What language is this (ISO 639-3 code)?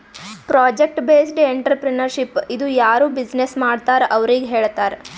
kan